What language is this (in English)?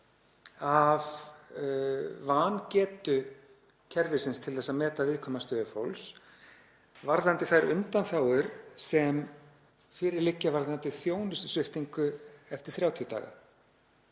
Icelandic